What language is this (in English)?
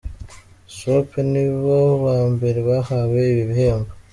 Kinyarwanda